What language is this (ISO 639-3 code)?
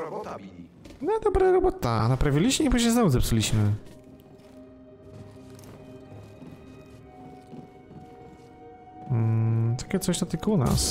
pol